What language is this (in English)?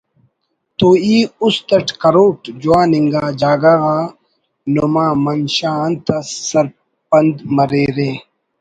Brahui